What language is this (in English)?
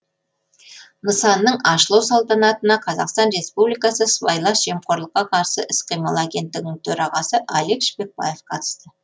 Kazakh